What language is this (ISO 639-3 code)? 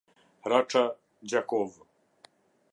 sqi